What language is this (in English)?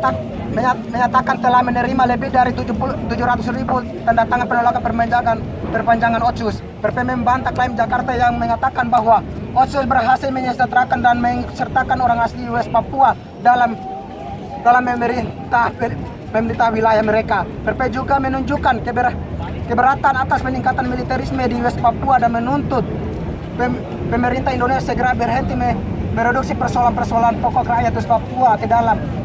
Indonesian